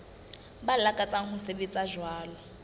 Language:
Southern Sotho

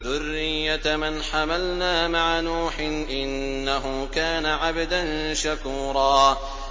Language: Arabic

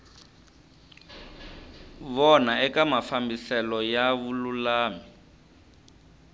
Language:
Tsonga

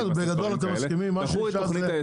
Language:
Hebrew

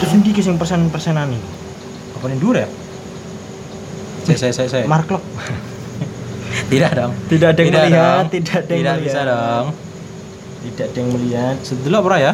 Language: Indonesian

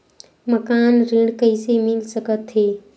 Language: Chhattisgarhi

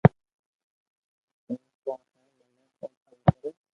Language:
Loarki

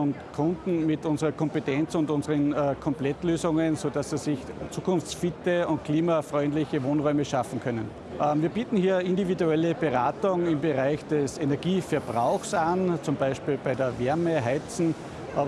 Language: German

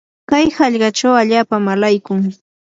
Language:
Yanahuanca Pasco Quechua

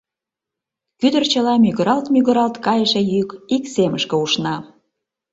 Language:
Mari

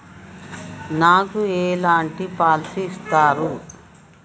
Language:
Telugu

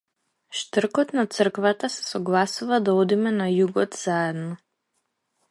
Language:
Macedonian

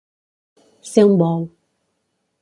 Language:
Catalan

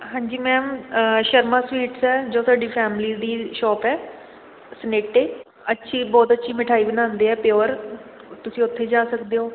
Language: Punjabi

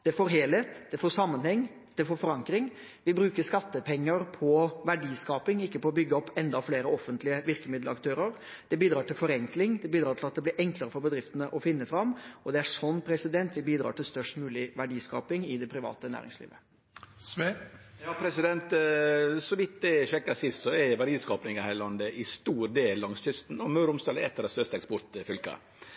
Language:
Norwegian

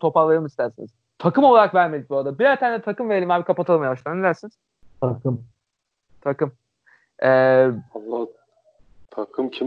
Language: Turkish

